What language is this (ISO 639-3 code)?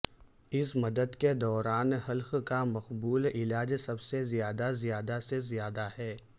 urd